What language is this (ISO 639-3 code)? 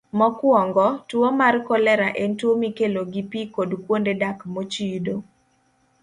luo